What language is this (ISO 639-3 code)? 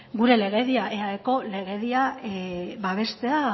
eus